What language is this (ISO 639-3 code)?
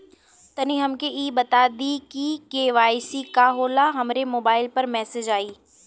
bho